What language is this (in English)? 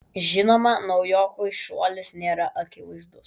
Lithuanian